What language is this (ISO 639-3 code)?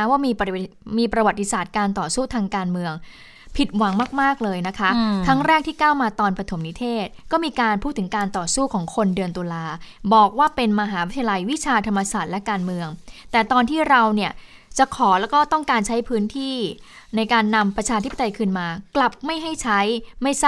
tha